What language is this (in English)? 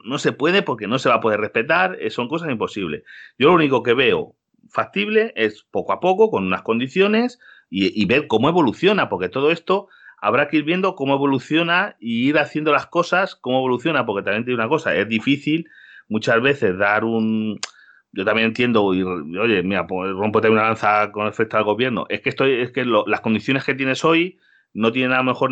Spanish